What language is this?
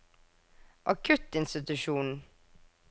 Norwegian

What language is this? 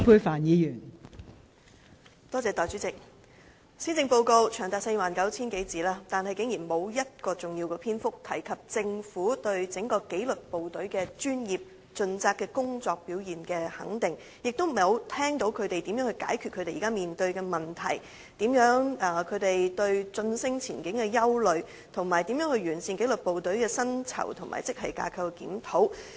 Cantonese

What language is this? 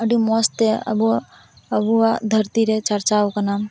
Santali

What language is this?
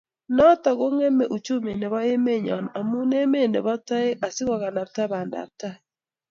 Kalenjin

